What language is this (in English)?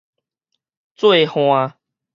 Min Nan Chinese